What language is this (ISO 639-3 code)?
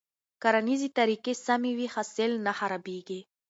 pus